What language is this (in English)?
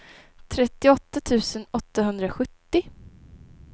Swedish